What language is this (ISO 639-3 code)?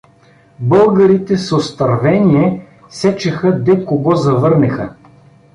bul